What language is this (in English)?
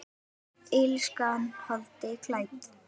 Icelandic